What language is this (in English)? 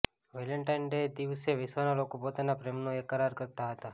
Gujarati